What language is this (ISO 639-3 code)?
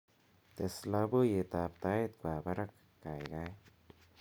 kln